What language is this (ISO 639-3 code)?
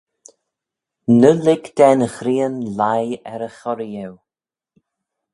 glv